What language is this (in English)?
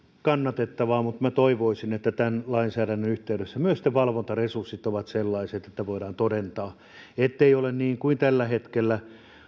Finnish